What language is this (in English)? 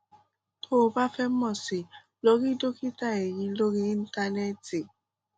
Yoruba